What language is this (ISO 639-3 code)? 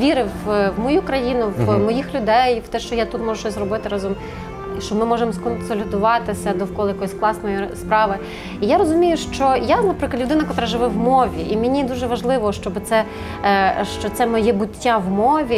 ukr